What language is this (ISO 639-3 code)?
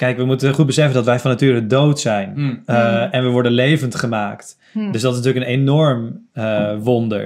nld